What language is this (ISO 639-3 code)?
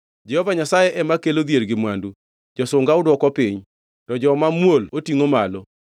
luo